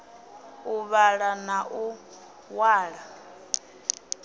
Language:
Venda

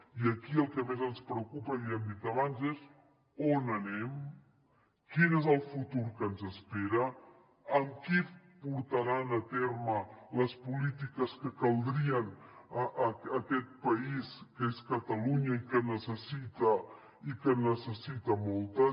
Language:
Catalan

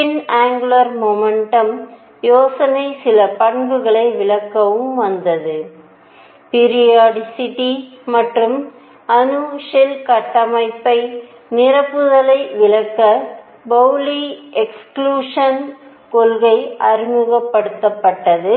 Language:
Tamil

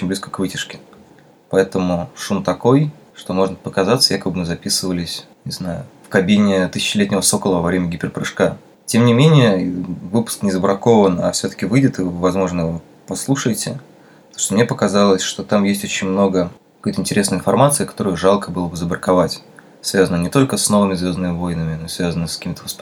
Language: Russian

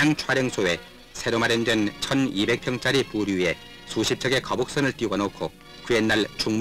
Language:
Korean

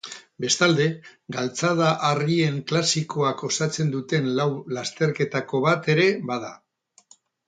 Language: Basque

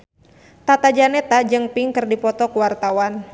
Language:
Sundanese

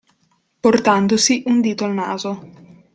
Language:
Italian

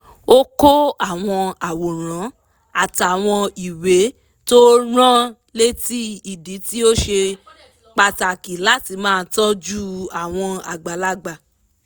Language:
Yoruba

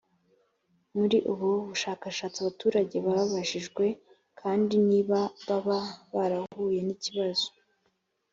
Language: Kinyarwanda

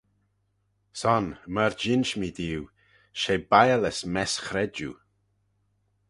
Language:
Manx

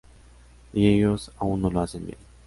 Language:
Spanish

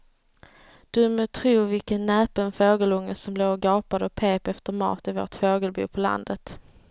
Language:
Swedish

